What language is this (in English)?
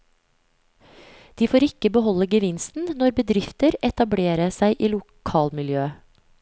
Norwegian